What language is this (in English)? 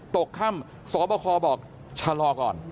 Thai